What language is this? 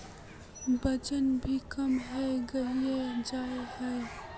Magahi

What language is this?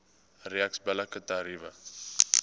Afrikaans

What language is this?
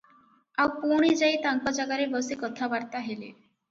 Odia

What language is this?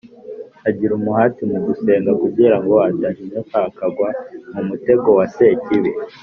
Kinyarwanda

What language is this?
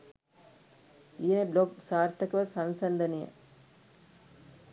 Sinhala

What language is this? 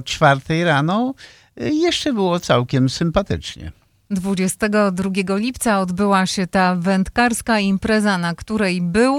Polish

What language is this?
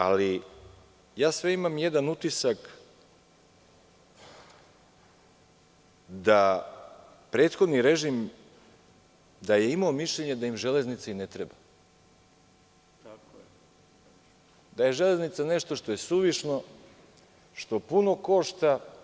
Serbian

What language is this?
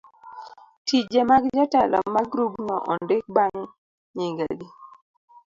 Luo (Kenya and Tanzania)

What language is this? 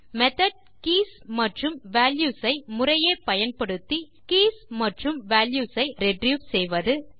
Tamil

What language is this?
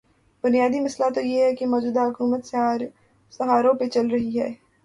Urdu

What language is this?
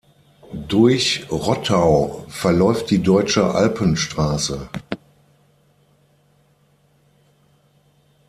German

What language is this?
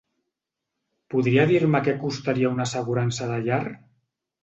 Catalan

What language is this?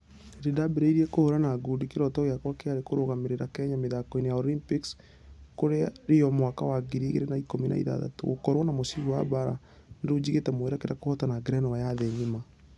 Kikuyu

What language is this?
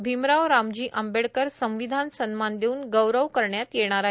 Marathi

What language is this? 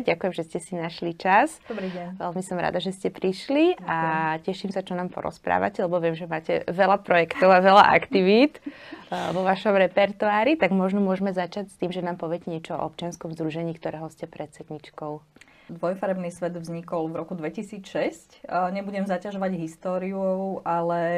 Slovak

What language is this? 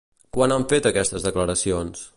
Catalan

